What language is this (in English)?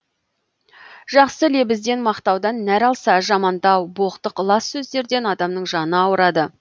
Kazakh